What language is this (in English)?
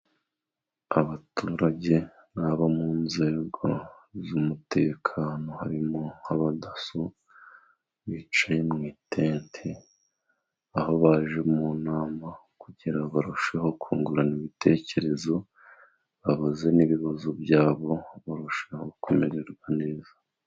Kinyarwanda